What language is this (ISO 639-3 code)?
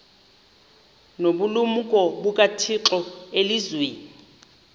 xho